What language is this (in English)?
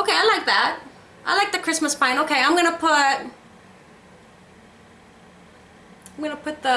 English